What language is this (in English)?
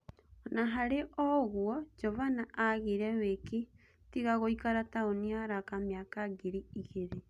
Kikuyu